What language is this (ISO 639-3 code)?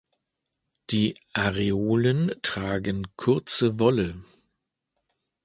deu